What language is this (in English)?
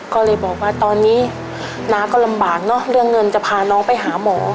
Thai